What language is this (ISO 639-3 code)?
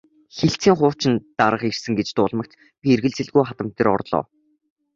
mon